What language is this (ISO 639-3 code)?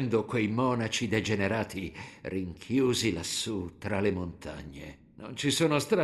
ita